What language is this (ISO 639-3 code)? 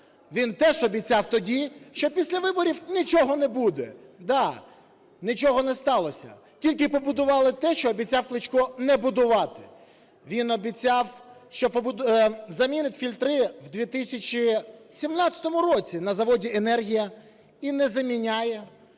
ukr